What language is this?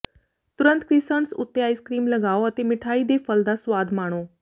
Punjabi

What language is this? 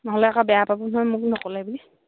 Assamese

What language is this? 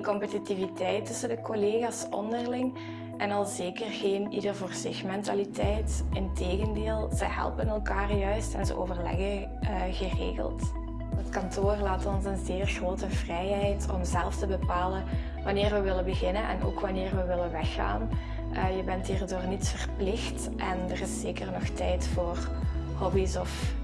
Dutch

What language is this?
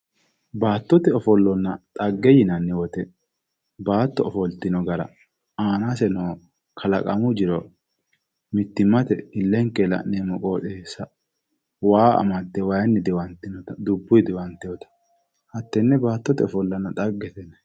Sidamo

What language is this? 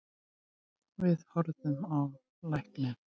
Icelandic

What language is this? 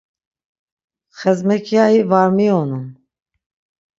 Laz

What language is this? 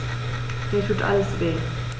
German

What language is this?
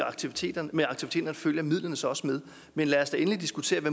Danish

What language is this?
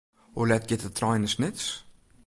Western Frisian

